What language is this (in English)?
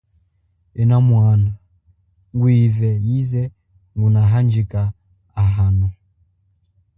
Chokwe